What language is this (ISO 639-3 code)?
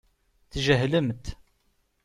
kab